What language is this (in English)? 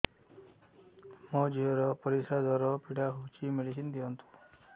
Odia